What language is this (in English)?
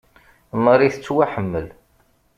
Kabyle